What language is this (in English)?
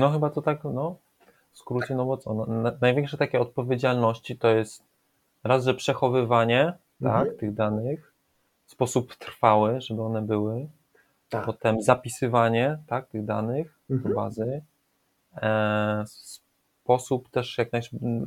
Polish